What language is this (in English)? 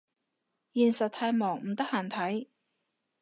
Cantonese